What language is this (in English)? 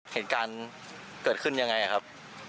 Thai